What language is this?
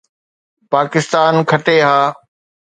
Sindhi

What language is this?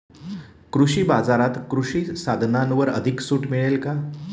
Marathi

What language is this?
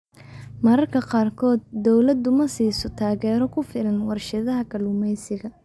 Somali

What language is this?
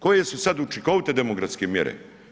Croatian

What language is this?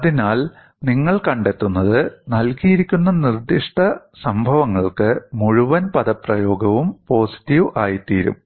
Malayalam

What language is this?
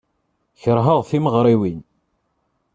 Kabyle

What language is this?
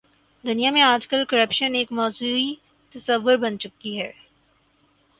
Urdu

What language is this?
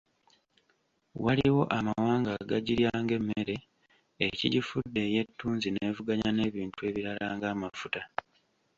Ganda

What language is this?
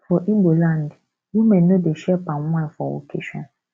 Nigerian Pidgin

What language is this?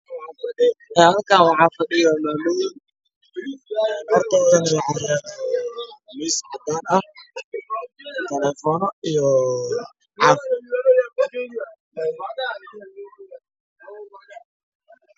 Somali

